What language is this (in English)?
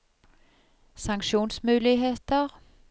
Norwegian